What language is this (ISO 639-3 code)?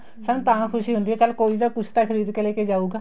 pan